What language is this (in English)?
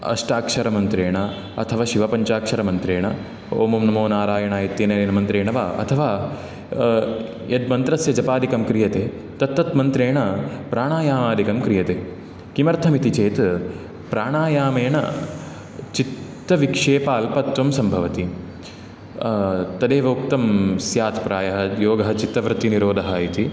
Sanskrit